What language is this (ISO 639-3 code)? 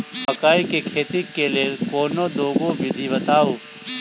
mai